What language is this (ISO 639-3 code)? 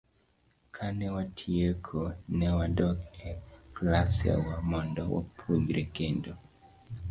luo